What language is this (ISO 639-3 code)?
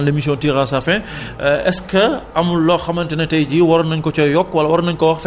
wol